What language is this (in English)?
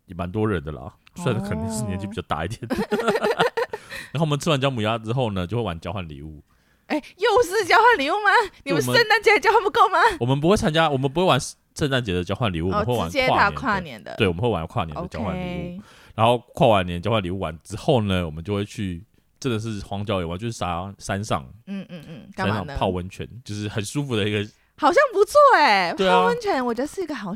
Chinese